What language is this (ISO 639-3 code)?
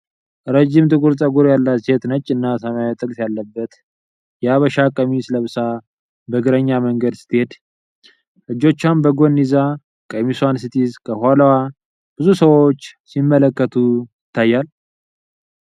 amh